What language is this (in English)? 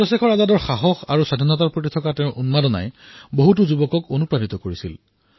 Assamese